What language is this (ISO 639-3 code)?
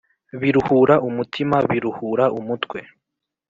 kin